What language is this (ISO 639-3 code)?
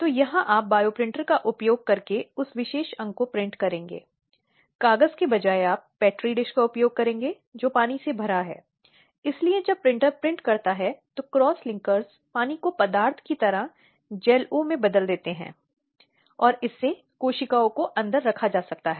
hin